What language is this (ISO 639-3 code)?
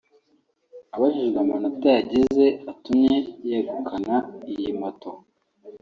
kin